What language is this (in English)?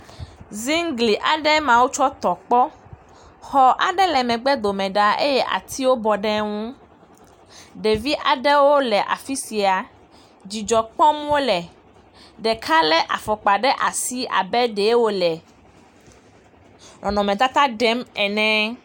Ewe